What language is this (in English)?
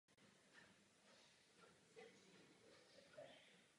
Czech